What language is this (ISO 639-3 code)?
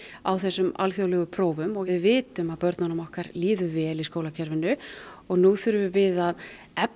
isl